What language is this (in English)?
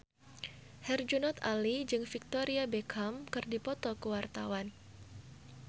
Sundanese